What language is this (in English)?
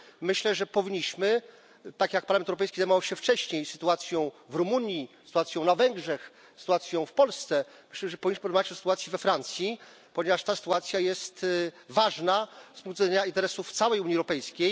Polish